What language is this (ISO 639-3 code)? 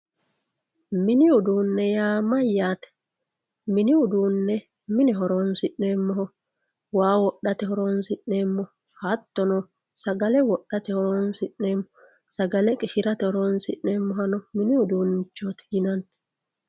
sid